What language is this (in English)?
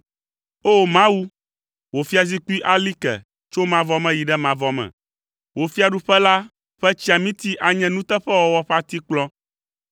Ewe